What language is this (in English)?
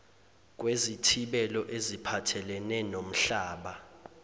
Zulu